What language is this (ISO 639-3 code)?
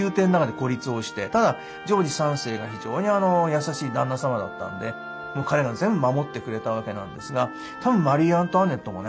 jpn